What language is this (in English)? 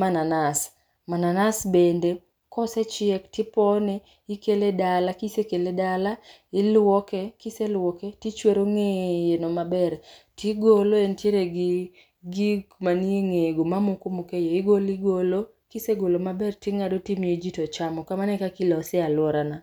Luo (Kenya and Tanzania)